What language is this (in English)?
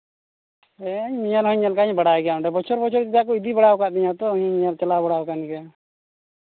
Santali